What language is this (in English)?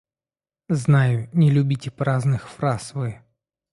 Russian